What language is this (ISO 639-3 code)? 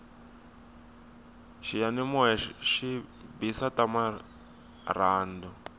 tso